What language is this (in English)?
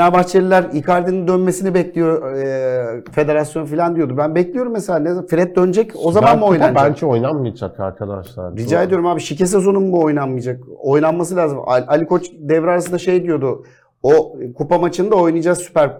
Turkish